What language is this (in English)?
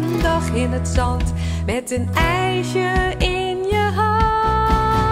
Dutch